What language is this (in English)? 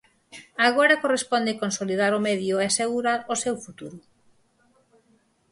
Galician